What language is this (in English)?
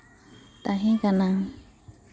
Santali